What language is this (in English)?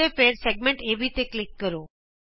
Punjabi